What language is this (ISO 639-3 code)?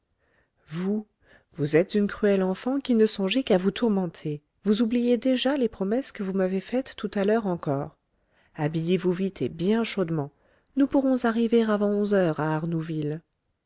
fra